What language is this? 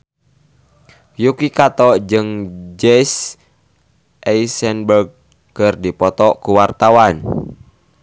Sundanese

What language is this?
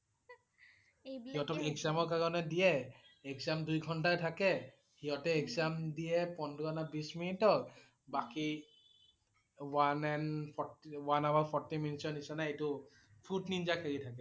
Assamese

